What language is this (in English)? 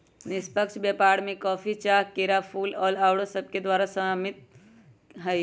Magahi